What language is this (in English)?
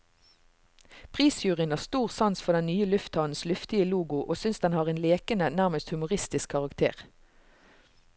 Norwegian